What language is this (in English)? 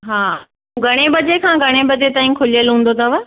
Sindhi